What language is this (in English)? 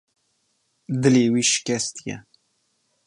Kurdish